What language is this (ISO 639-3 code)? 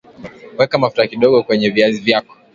swa